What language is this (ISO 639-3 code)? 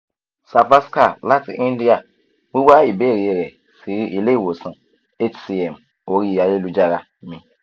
yor